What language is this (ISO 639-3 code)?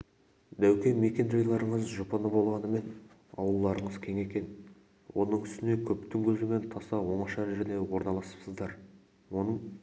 kaz